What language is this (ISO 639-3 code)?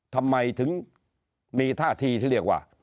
tha